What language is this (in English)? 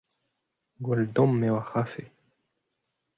Breton